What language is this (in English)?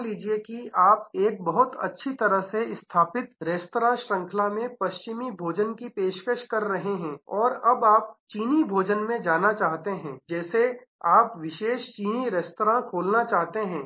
Hindi